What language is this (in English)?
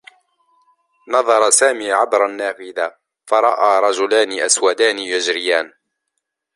Arabic